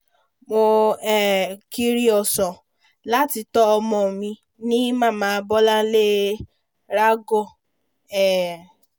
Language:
Yoruba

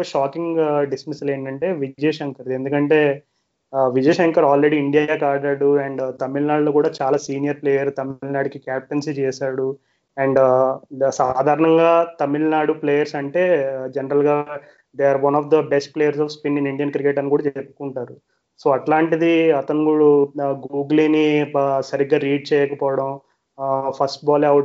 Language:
Telugu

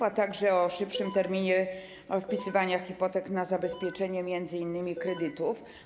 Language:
Polish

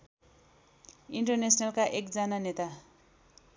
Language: Nepali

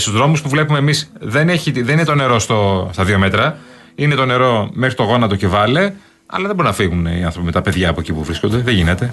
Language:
Greek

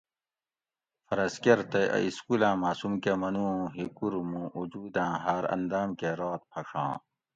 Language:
Gawri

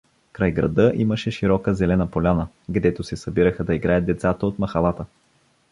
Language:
Bulgarian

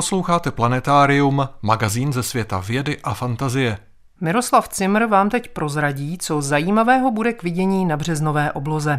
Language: Czech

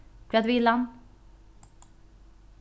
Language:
Faroese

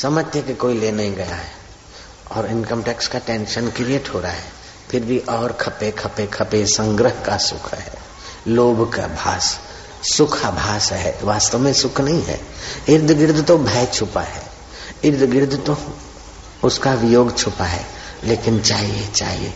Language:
Hindi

